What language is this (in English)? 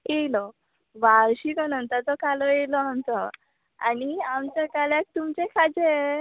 Konkani